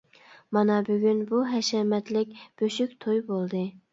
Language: Uyghur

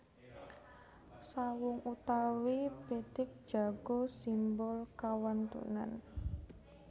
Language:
Javanese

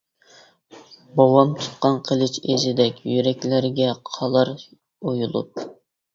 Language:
Uyghur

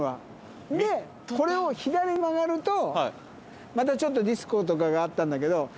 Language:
Japanese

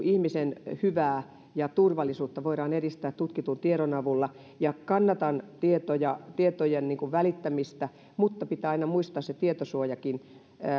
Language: Finnish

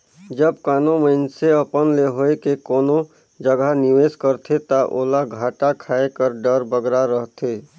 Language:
Chhattisgarhi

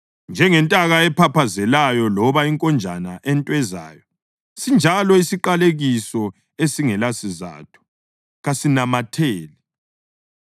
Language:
North Ndebele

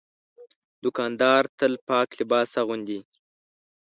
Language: Pashto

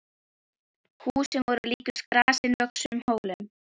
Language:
Icelandic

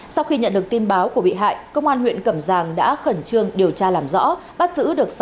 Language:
Vietnamese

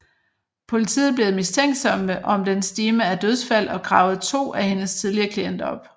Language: Danish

